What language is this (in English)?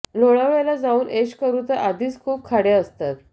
Marathi